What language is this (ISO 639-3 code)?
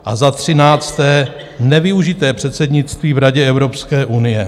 ces